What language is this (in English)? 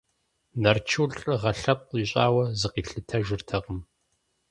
Kabardian